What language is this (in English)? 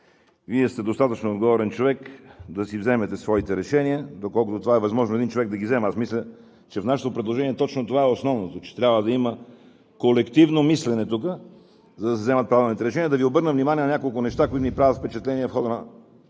Bulgarian